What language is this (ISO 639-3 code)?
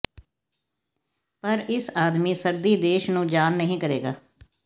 pan